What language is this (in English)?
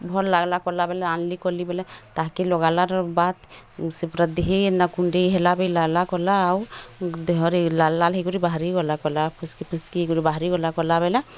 Odia